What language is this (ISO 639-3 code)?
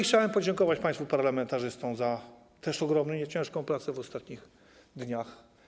pol